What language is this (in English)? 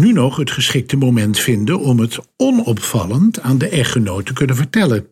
Dutch